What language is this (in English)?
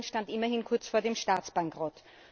German